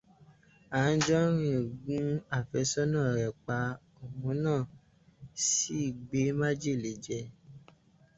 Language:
Yoruba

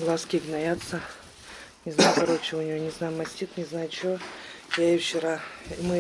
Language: Russian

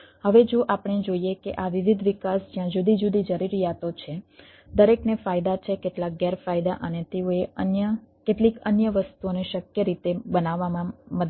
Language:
Gujarati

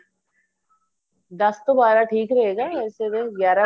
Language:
Punjabi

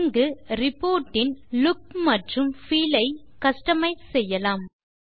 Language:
Tamil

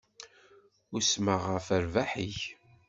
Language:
Kabyle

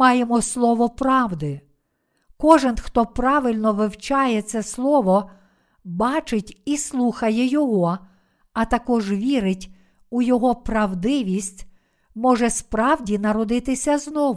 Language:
Ukrainian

